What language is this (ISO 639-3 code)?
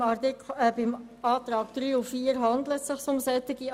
gsw